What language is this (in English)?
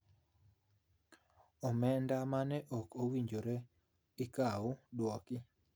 Luo (Kenya and Tanzania)